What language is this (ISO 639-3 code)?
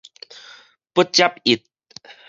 nan